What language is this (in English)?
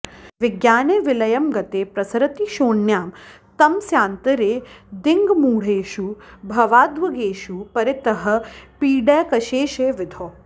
Sanskrit